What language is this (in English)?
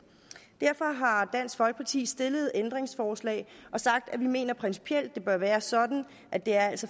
Danish